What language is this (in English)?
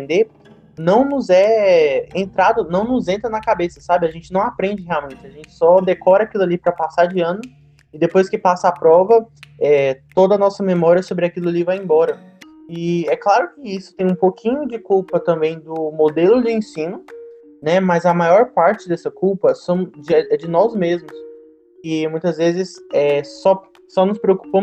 Portuguese